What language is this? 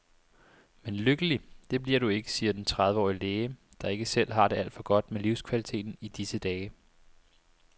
Danish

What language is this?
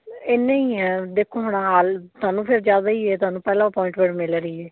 Punjabi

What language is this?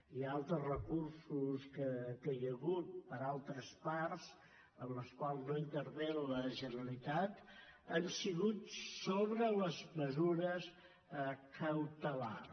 Catalan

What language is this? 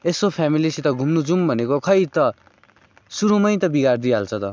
Nepali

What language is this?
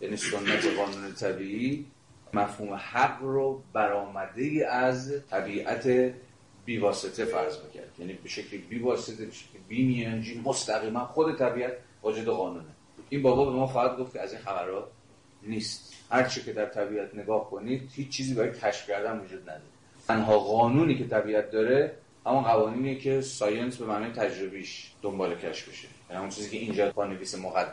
Persian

